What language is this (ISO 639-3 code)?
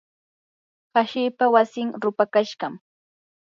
qur